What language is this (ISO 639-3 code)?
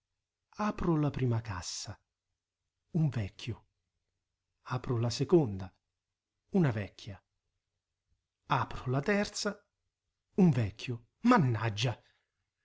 ita